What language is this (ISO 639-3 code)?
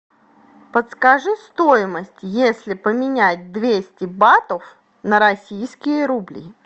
rus